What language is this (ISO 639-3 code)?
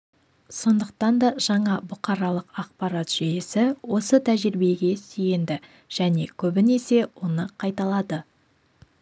kaz